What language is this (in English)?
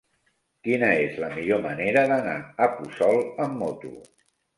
Catalan